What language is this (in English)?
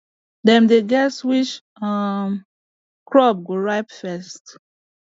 Nigerian Pidgin